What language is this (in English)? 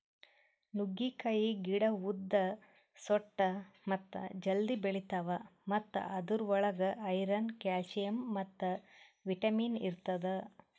Kannada